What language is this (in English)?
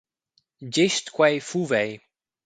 Romansh